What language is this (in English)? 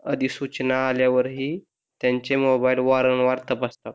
Marathi